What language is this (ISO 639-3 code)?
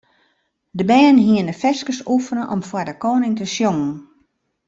fry